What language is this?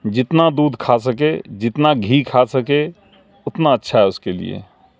Urdu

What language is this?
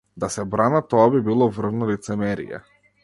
Macedonian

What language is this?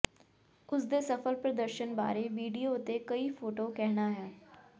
Punjabi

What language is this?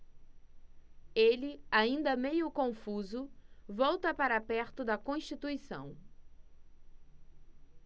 Portuguese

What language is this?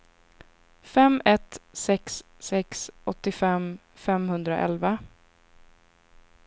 Swedish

